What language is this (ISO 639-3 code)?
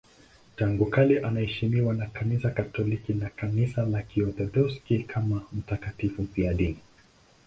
swa